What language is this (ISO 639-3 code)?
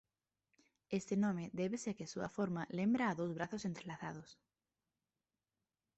glg